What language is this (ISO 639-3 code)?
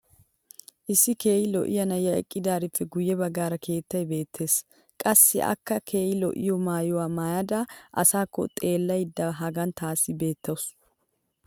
wal